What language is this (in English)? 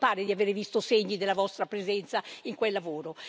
Italian